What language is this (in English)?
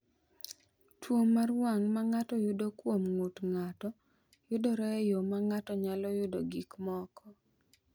Luo (Kenya and Tanzania)